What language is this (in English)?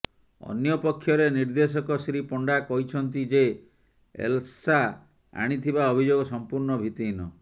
Odia